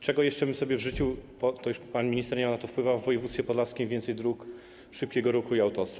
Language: Polish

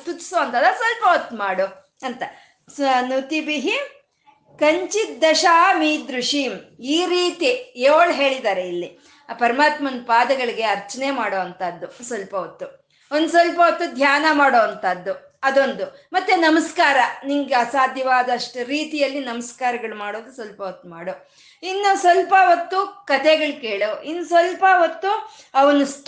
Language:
Kannada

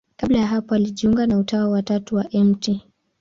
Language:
Swahili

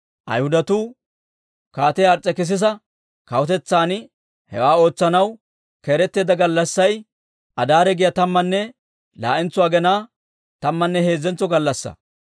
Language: Dawro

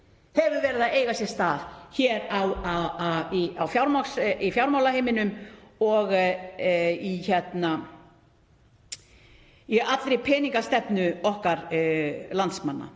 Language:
Icelandic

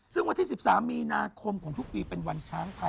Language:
Thai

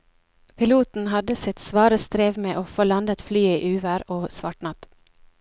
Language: Norwegian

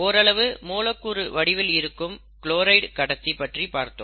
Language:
Tamil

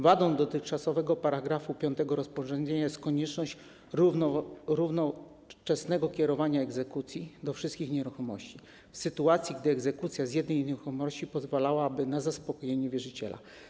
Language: Polish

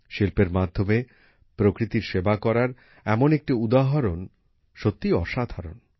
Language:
Bangla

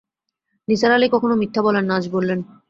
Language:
Bangla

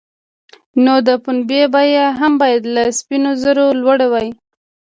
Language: Pashto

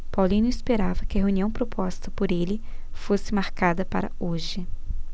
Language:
Portuguese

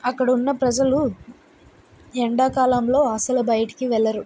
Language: Telugu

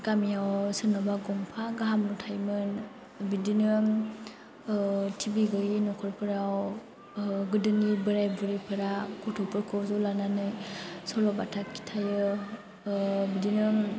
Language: Bodo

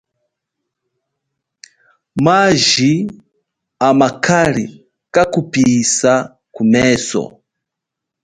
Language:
Chokwe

